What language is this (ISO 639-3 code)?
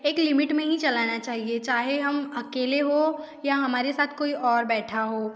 hin